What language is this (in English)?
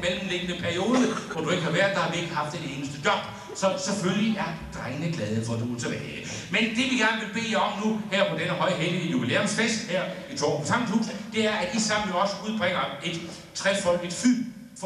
Danish